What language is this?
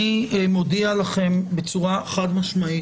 Hebrew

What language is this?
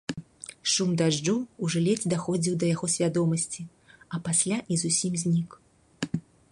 Belarusian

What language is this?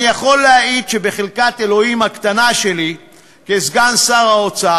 Hebrew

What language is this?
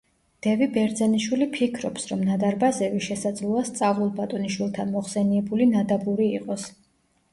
Georgian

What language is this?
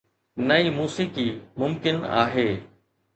Sindhi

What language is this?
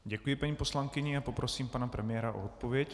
Czech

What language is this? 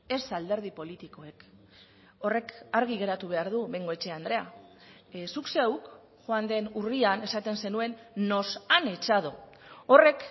Basque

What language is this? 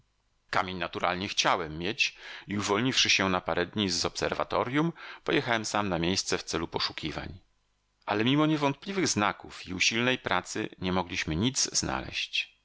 Polish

